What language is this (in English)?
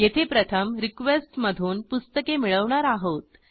Marathi